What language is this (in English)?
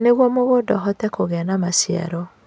Kikuyu